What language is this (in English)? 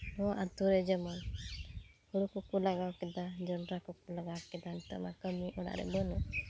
Santali